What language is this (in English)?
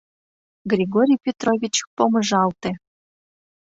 Mari